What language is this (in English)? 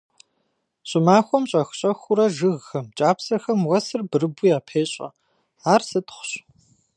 Kabardian